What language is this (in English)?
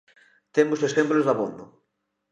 Galician